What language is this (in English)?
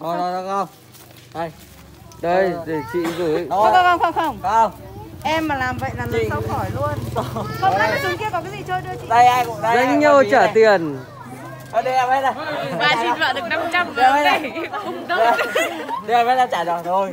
Vietnamese